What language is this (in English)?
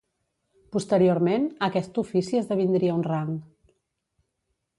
Catalan